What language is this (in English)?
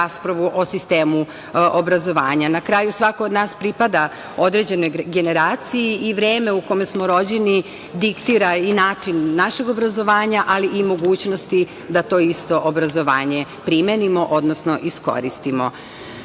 Serbian